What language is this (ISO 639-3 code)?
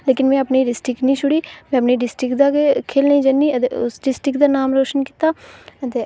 doi